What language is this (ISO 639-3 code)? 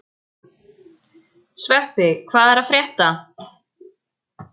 isl